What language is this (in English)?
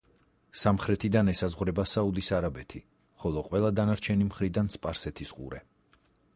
Georgian